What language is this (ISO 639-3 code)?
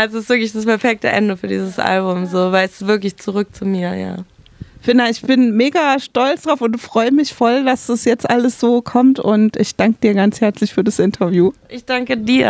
deu